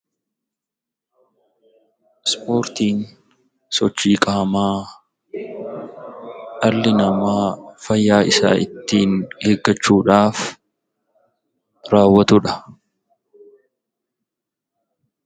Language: Oromo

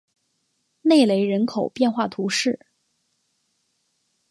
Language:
Chinese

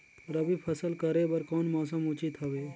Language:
Chhattisgarhi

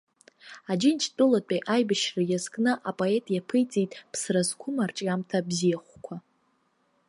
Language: Abkhazian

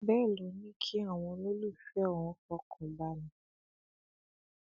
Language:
Yoruba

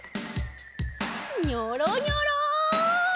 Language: Japanese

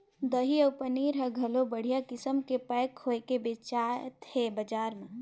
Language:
Chhattisgarhi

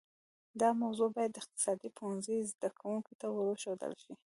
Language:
Pashto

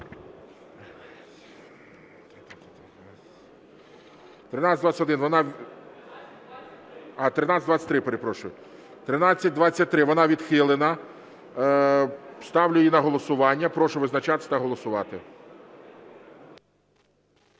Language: Ukrainian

